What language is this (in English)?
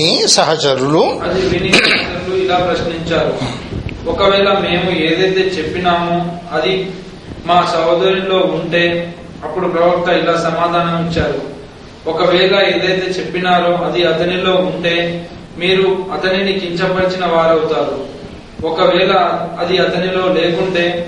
Telugu